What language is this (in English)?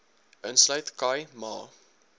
Afrikaans